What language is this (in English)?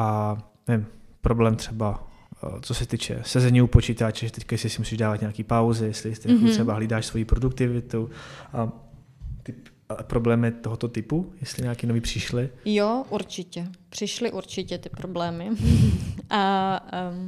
Czech